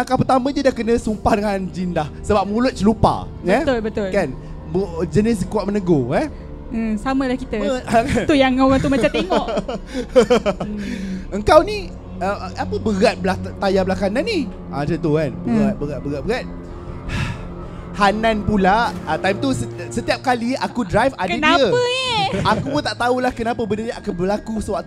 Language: Malay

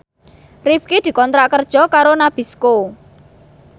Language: Javanese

